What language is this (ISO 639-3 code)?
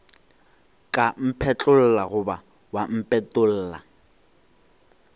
nso